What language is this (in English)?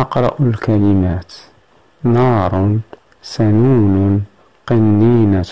Arabic